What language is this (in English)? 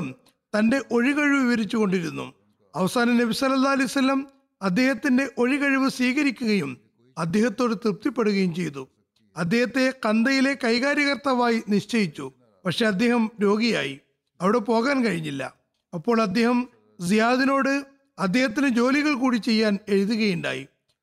Malayalam